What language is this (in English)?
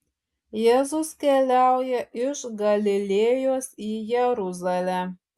Lithuanian